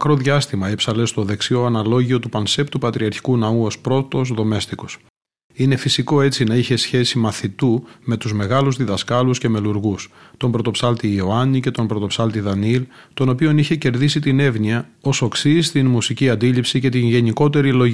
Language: Greek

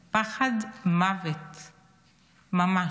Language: Hebrew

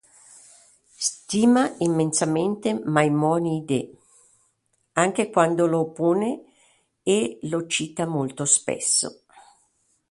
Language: Italian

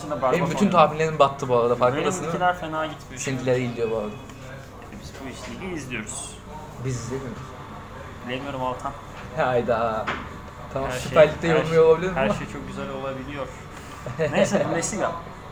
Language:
Turkish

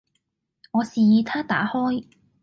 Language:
Cantonese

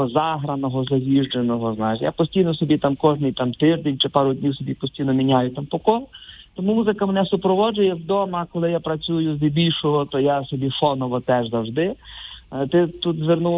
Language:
Ukrainian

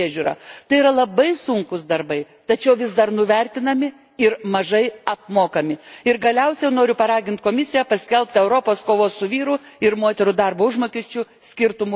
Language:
Lithuanian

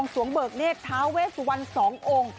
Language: Thai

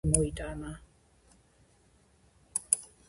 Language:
Georgian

